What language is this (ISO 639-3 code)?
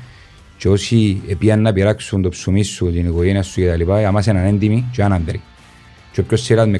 ell